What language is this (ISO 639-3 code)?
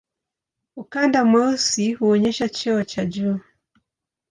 swa